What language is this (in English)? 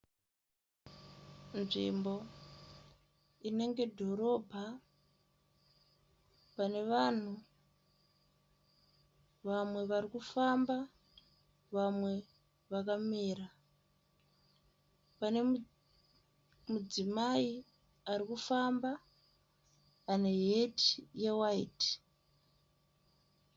Shona